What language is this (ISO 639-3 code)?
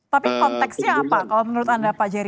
ind